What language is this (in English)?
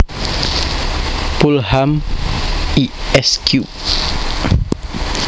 Javanese